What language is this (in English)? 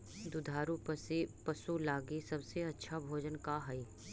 Magahi